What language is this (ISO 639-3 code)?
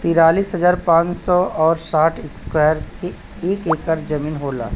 bho